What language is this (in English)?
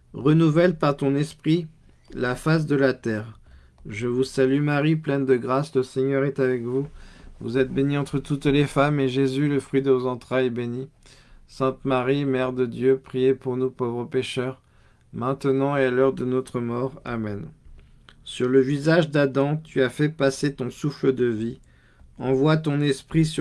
French